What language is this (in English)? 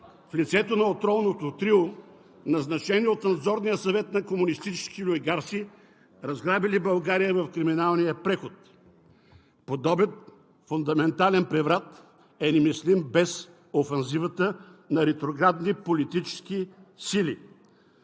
Bulgarian